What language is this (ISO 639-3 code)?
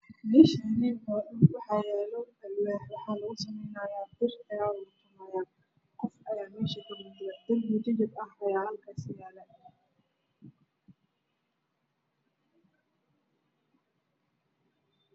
som